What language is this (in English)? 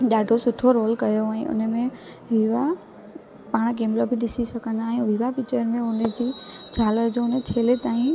Sindhi